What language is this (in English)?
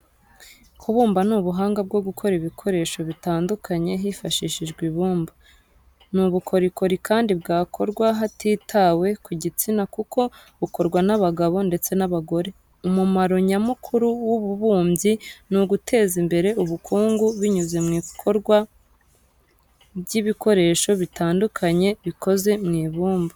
Kinyarwanda